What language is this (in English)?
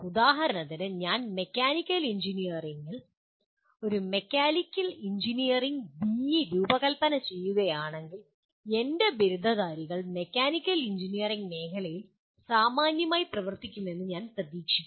Malayalam